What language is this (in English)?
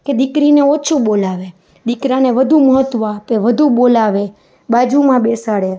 Gujarati